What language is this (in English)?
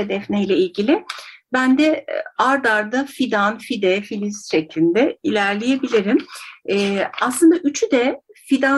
Turkish